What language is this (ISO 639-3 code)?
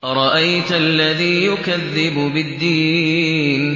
ara